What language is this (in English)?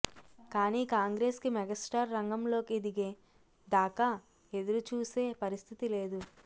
Telugu